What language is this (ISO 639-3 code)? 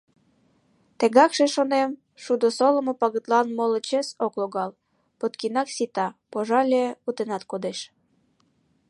chm